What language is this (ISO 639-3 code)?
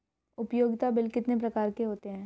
hin